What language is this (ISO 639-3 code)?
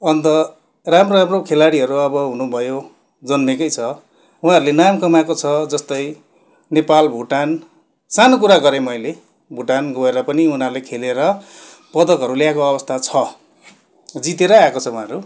nep